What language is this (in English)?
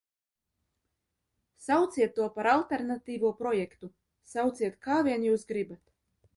Latvian